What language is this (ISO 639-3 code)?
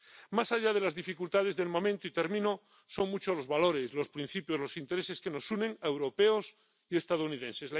spa